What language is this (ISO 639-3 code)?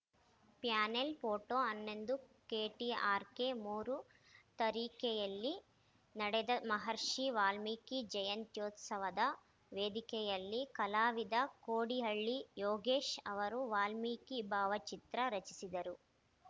kan